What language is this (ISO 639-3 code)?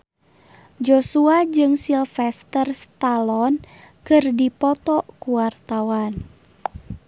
sun